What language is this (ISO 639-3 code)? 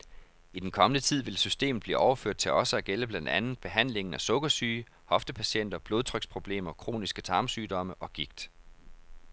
dan